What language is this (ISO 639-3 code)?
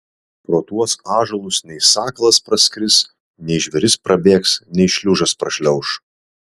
lit